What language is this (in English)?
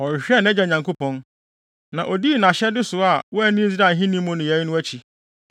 Akan